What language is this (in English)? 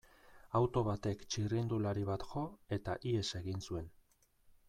Basque